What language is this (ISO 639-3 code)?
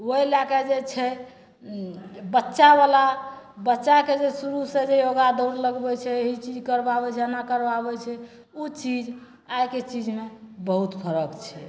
mai